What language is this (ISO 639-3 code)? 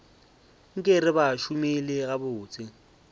nso